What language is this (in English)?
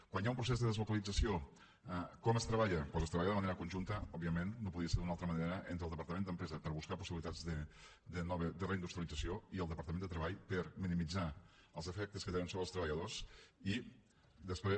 Catalan